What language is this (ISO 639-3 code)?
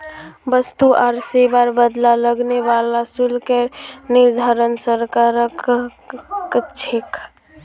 mag